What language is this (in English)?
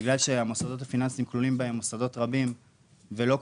Hebrew